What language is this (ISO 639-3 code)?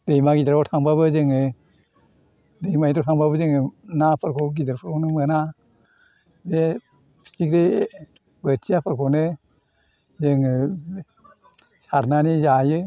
brx